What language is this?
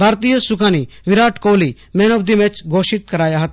Gujarati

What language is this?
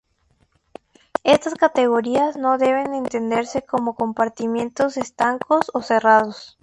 Spanish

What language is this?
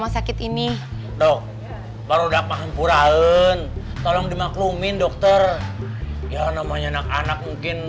Indonesian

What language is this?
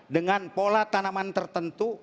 Indonesian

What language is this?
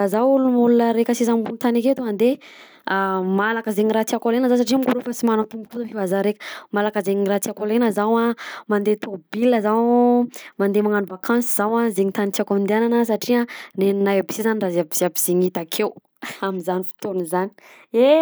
Southern Betsimisaraka Malagasy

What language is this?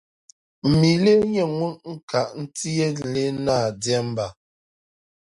Dagbani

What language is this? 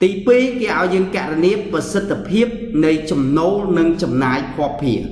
Vietnamese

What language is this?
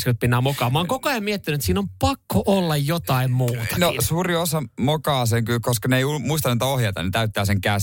Finnish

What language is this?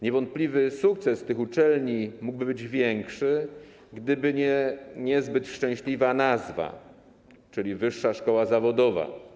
Polish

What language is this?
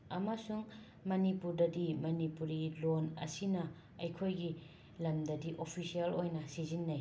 Manipuri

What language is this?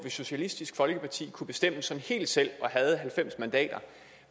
Danish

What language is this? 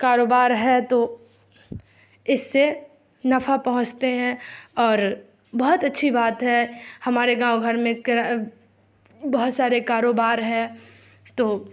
Urdu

